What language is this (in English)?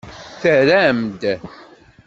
Kabyle